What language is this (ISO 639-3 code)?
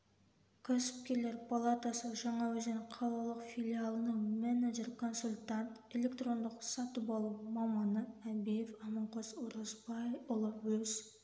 kaz